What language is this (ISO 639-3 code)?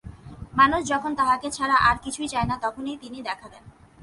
ben